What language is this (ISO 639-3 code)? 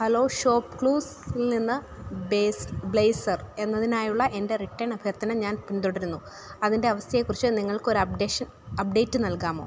mal